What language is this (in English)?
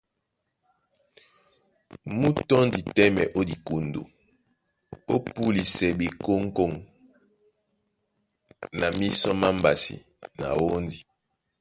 Duala